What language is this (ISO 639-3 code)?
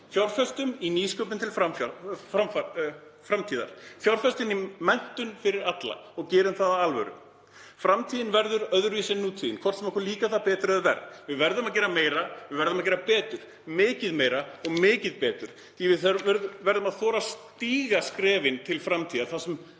isl